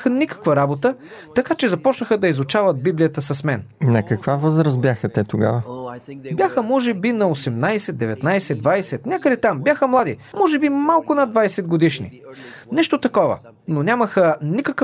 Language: Bulgarian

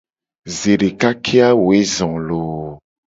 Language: Gen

